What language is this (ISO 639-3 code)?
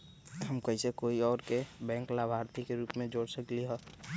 mag